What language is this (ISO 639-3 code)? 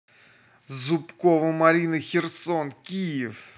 rus